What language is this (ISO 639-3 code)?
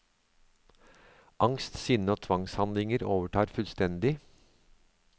nor